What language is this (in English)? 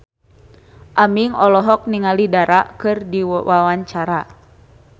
Sundanese